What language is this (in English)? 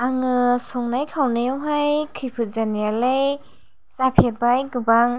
Bodo